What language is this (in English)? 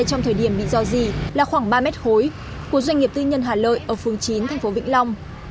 Vietnamese